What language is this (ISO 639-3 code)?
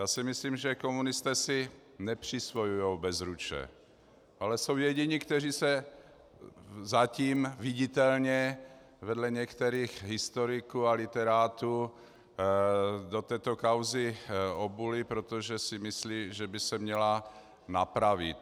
ces